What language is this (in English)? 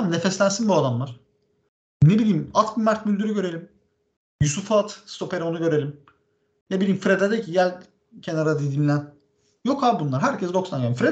Turkish